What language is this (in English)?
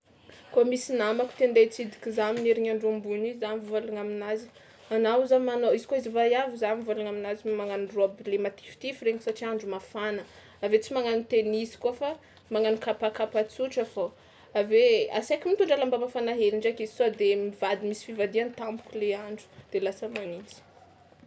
Tsimihety Malagasy